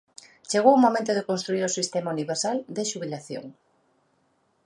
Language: Galician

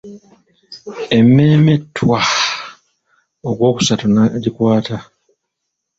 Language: Ganda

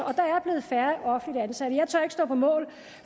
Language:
Danish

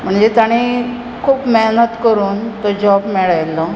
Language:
Konkani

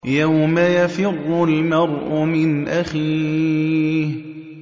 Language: Arabic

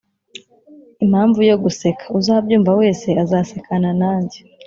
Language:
Kinyarwanda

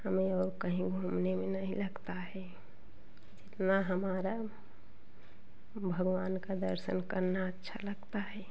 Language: Hindi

